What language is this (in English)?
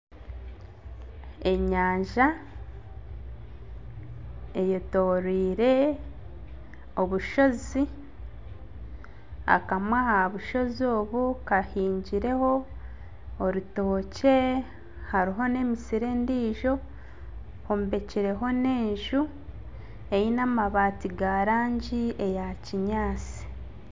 Nyankole